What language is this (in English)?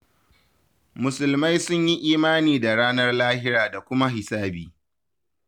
Hausa